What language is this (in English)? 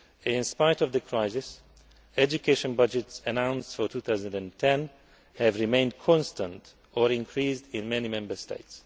English